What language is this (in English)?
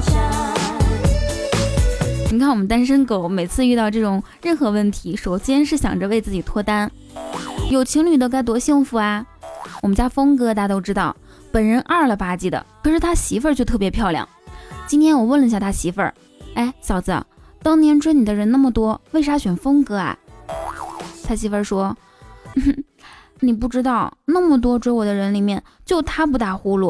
Chinese